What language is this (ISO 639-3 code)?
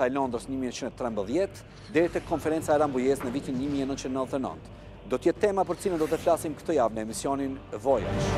ron